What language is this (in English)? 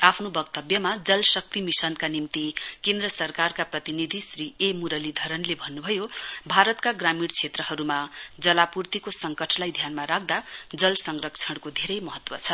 Nepali